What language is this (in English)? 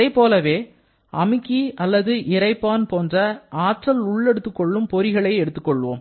Tamil